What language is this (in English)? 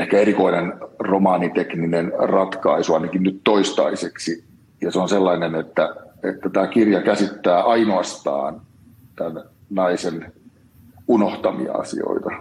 Finnish